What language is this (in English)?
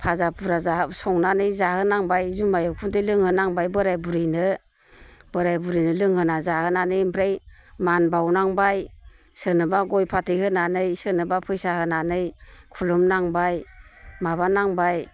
Bodo